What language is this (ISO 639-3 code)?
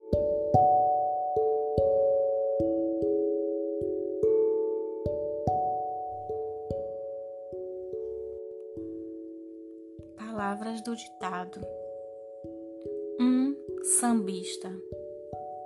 por